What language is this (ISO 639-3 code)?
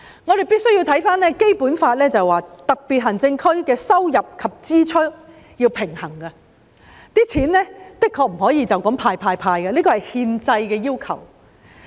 yue